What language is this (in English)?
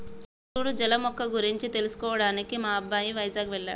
Telugu